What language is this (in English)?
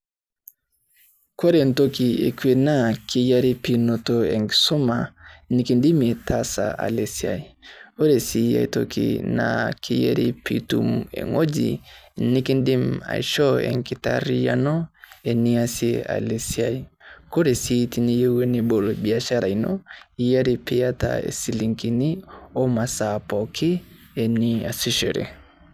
Masai